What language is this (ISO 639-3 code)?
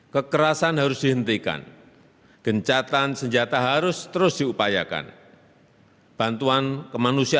ind